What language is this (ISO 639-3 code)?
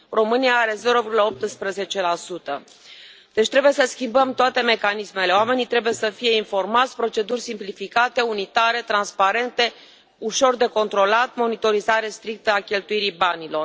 ron